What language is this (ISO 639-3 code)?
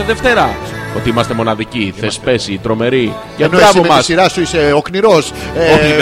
ell